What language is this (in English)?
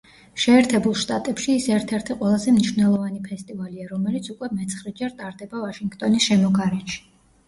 Georgian